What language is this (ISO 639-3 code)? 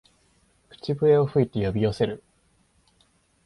jpn